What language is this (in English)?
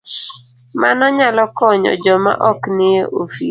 Luo (Kenya and Tanzania)